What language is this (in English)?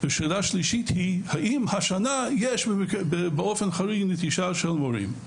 Hebrew